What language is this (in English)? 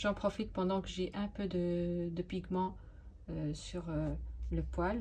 French